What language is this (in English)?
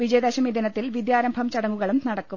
Malayalam